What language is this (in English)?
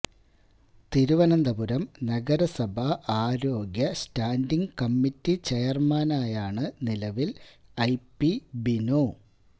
Malayalam